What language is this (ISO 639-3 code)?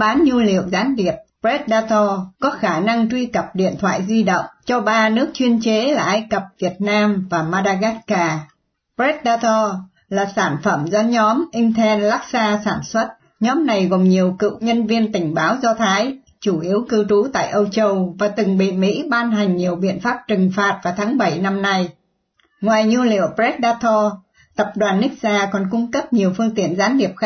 vie